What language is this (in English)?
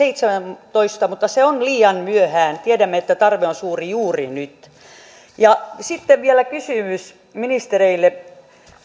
Finnish